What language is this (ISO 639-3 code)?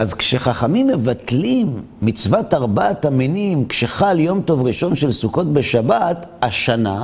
heb